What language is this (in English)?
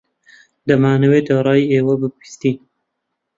Central Kurdish